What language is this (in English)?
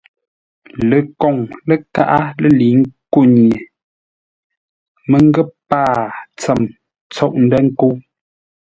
Ngombale